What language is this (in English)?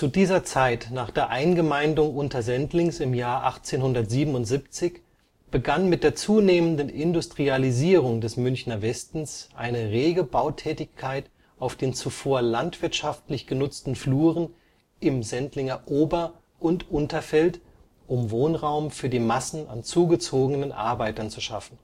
German